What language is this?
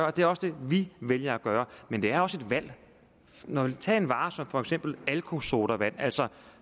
Danish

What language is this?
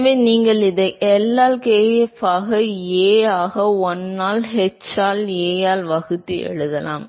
Tamil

